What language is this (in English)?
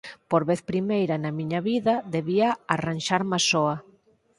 Galician